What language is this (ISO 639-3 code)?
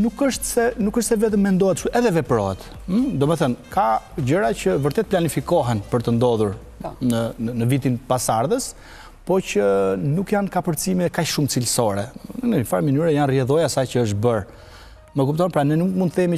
ron